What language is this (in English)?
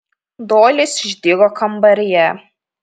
Lithuanian